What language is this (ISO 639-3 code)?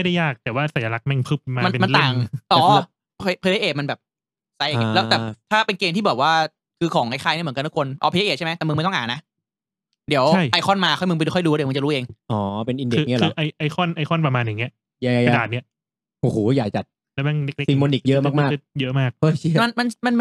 tha